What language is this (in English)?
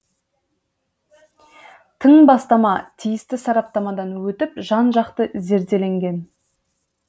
Kazakh